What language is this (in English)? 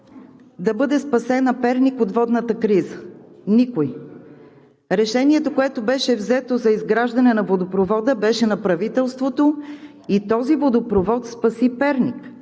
Bulgarian